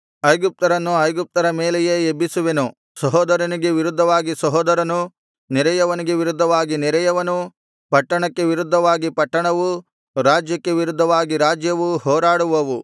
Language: Kannada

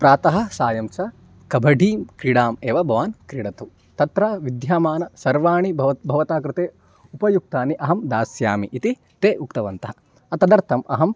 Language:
Sanskrit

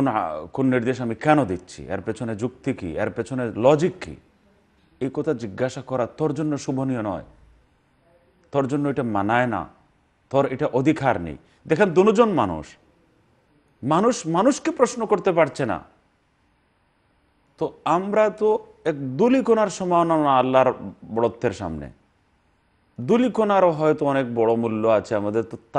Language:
Arabic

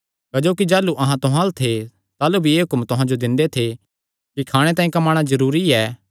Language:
Kangri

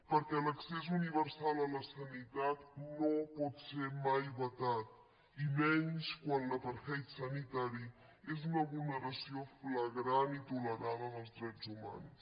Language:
Catalan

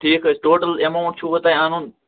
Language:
Kashmiri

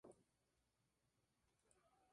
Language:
Spanish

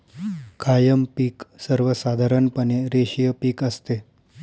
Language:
Marathi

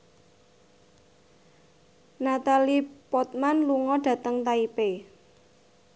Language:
Javanese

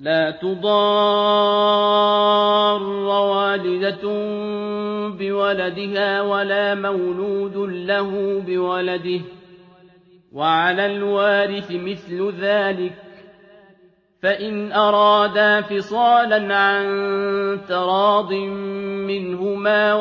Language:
Arabic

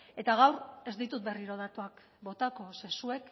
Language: Basque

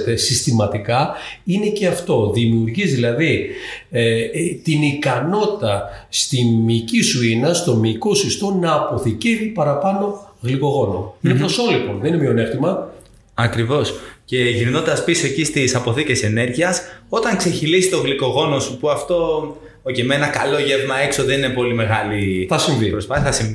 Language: Greek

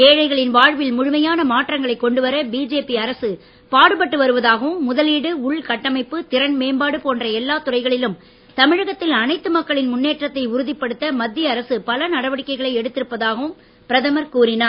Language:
Tamil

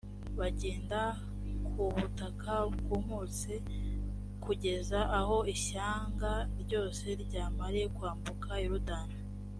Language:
Kinyarwanda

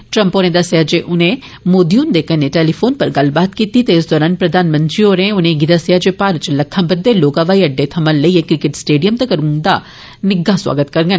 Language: Dogri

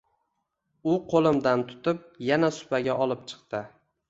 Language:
Uzbek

